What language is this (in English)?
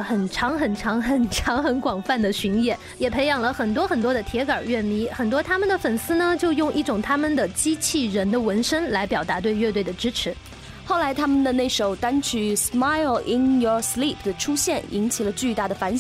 Chinese